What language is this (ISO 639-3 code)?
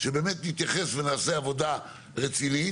heb